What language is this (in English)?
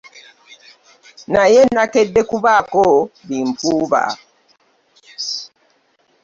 Ganda